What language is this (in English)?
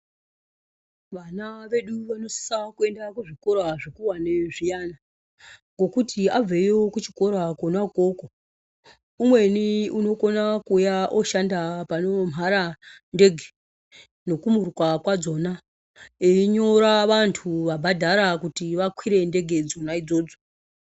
Ndau